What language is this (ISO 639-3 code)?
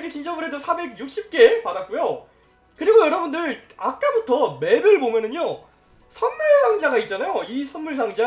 kor